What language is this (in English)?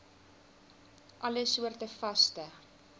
Afrikaans